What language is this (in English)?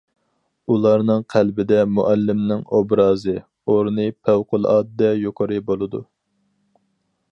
Uyghur